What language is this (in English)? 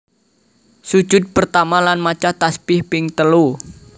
Javanese